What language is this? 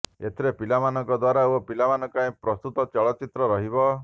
Odia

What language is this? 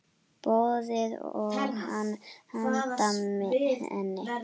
Icelandic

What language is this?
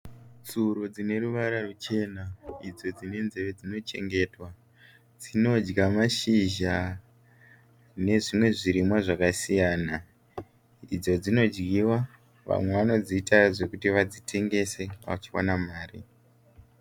Shona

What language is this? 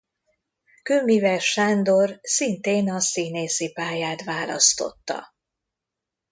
Hungarian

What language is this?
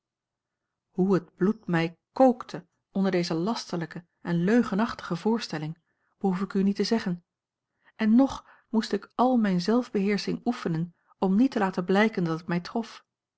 Dutch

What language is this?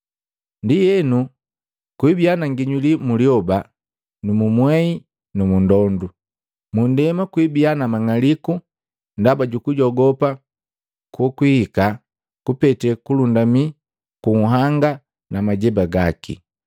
Matengo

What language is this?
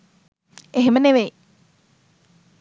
Sinhala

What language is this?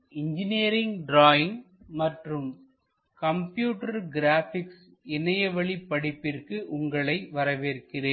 Tamil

